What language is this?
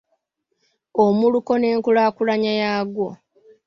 Ganda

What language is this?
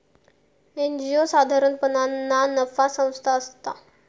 Marathi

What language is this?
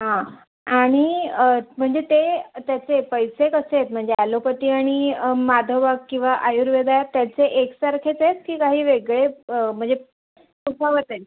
Marathi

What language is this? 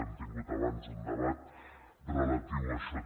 Catalan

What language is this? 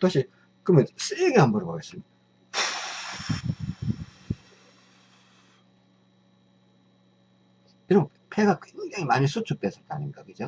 Korean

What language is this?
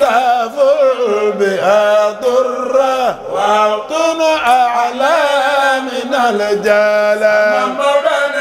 Arabic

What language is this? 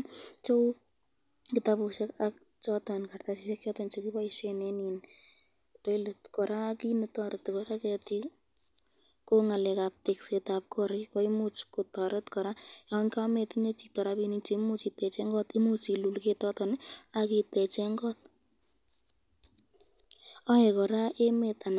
Kalenjin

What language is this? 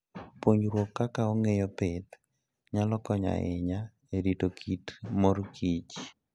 Luo (Kenya and Tanzania)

